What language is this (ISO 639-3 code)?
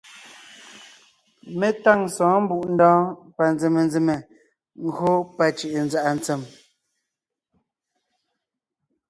nnh